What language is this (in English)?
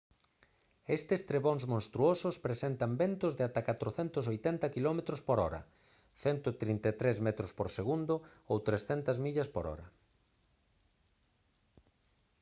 Galician